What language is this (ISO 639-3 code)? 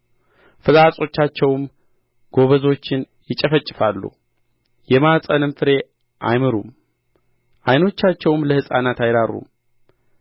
amh